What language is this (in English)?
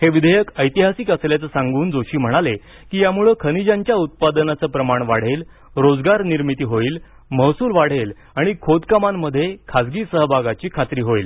Marathi